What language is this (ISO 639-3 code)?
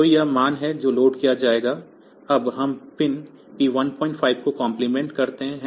hin